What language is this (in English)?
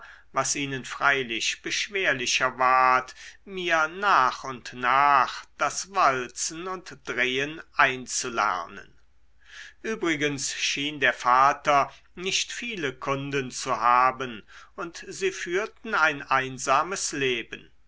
German